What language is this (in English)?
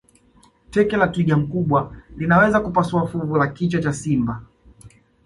Swahili